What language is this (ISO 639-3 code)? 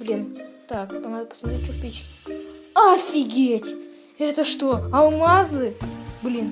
rus